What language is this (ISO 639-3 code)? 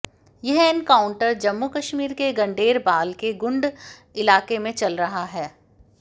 hin